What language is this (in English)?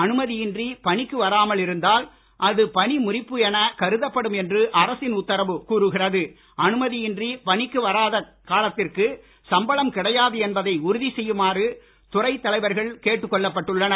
Tamil